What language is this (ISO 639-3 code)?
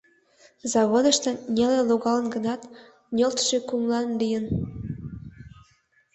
chm